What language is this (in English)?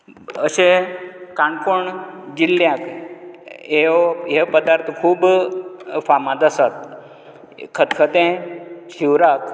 Konkani